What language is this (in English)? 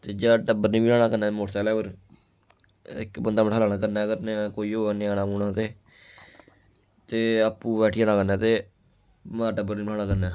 Dogri